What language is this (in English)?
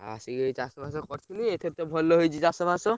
Odia